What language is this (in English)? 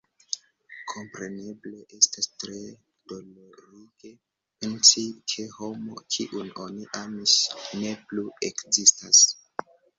Esperanto